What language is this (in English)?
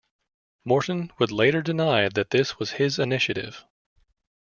English